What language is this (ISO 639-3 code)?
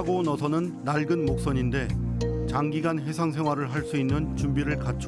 kor